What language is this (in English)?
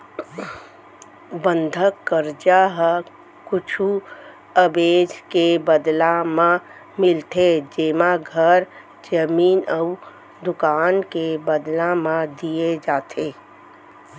Chhattisgarhi